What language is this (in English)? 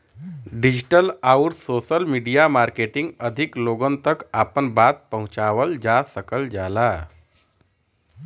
Bhojpuri